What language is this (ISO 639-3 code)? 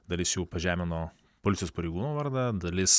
lit